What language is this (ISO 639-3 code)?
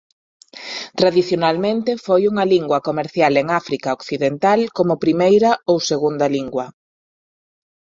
glg